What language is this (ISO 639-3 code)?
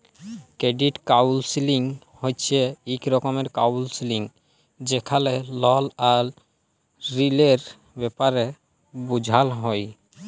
ben